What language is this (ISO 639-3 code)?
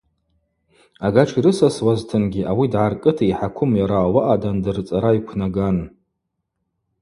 abq